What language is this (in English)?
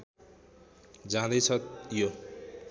Nepali